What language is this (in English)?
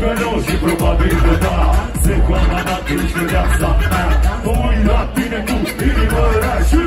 Romanian